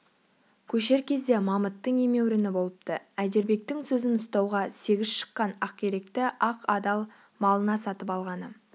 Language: Kazakh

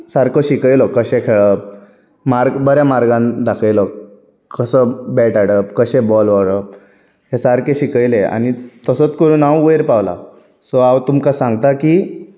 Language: Konkani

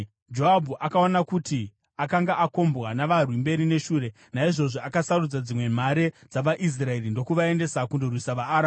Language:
Shona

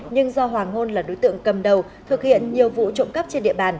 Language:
Vietnamese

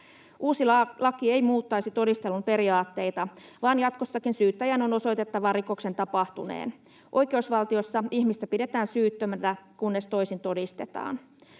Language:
Finnish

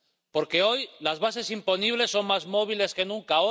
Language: Spanish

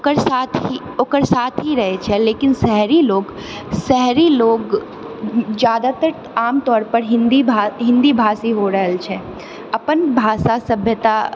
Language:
Maithili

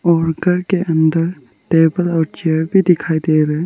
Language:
Hindi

